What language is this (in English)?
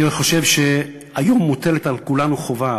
Hebrew